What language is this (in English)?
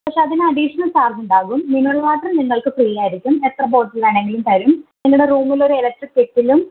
Malayalam